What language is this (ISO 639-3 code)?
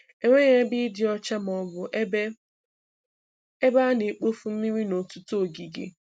ibo